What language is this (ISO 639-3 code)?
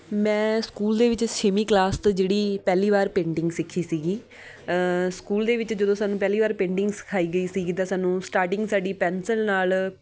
pan